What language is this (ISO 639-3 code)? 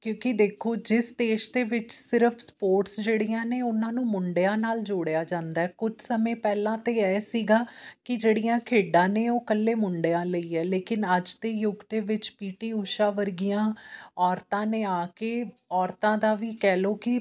pan